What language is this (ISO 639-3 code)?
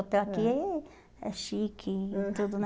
por